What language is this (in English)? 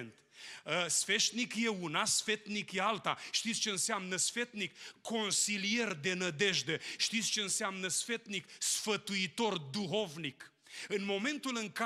Romanian